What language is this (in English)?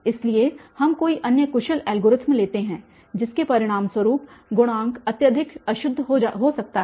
Hindi